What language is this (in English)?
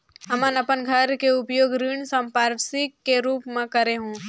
Chhattisgarhi